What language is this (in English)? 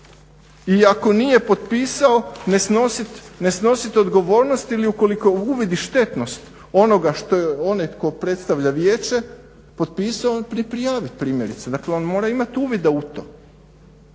Croatian